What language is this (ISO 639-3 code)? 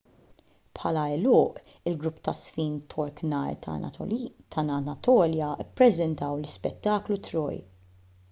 mlt